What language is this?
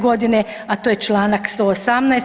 Croatian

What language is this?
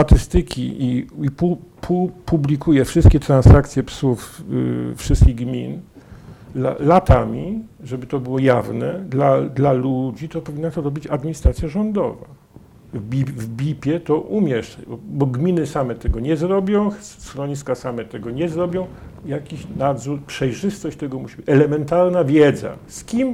Polish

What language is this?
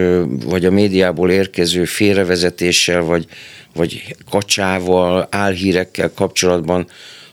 Hungarian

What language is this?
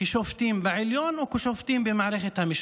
Hebrew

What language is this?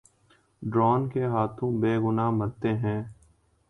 Urdu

